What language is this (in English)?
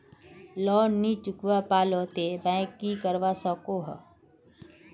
Magahi